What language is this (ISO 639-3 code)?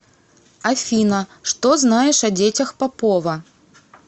rus